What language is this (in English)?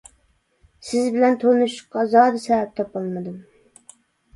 Uyghur